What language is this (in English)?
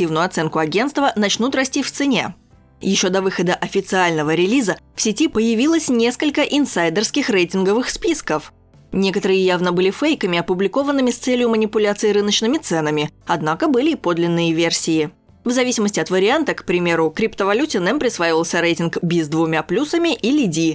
Russian